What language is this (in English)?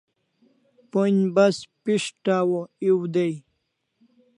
Kalasha